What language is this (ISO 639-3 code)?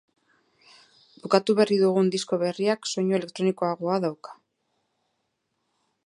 eus